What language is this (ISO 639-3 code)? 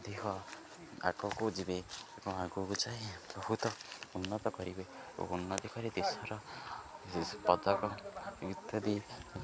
ori